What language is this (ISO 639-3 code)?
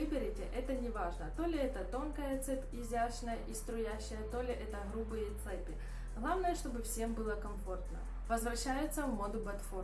rus